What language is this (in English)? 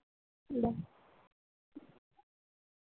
Marathi